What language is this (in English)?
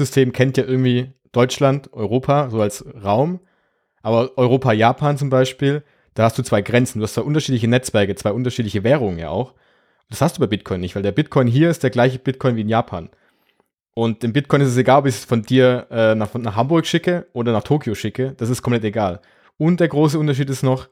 German